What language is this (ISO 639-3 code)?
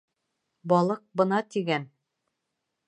bak